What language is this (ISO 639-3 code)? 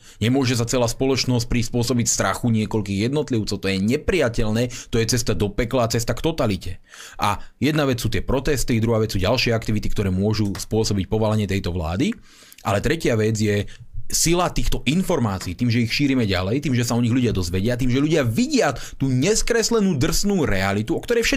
slk